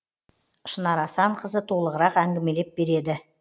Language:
Kazakh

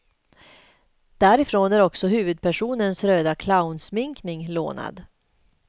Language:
Swedish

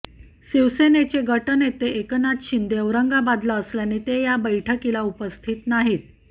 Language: Marathi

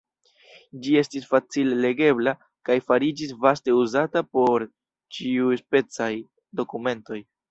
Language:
Esperanto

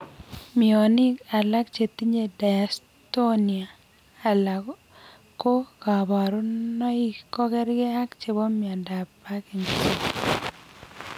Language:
Kalenjin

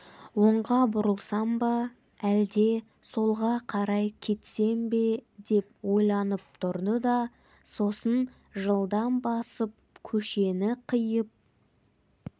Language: Kazakh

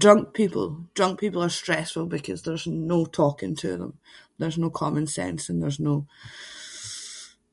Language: Scots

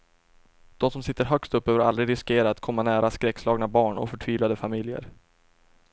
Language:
Swedish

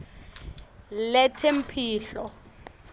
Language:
Swati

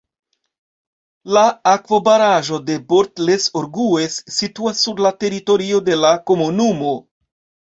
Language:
Esperanto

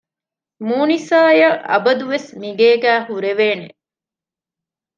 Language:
Divehi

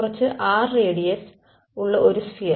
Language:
Malayalam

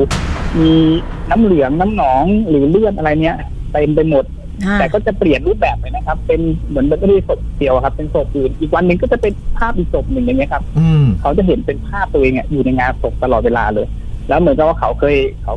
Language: Thai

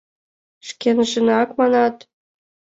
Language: Mari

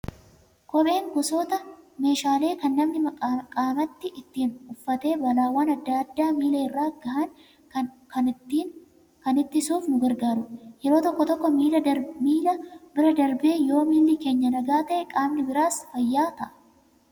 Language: Oromo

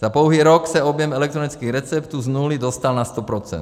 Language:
Czech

